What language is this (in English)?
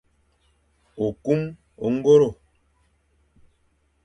Fang